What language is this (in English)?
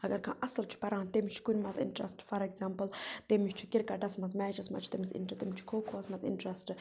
Kashmiri